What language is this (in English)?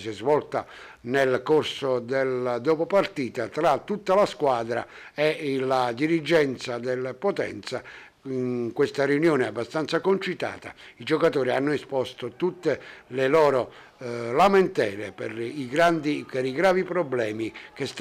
Italian